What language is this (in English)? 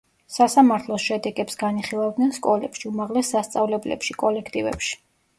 Georgian